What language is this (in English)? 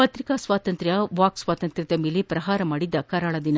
Kannada